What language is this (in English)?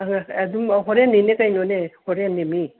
Manipuri